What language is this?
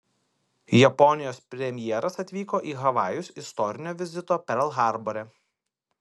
Lithuanian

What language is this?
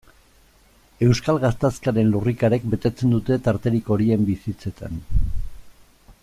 Basque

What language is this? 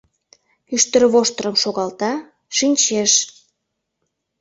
Mari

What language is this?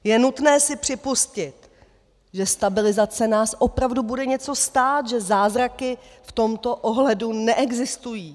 Czech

